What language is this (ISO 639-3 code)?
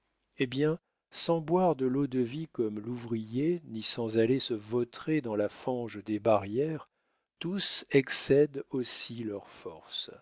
fra